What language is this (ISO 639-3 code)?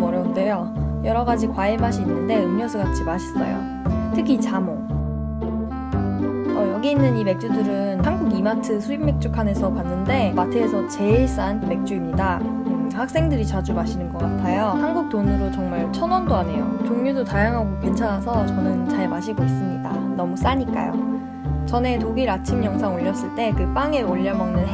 kor